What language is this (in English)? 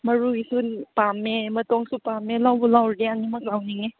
Manipuri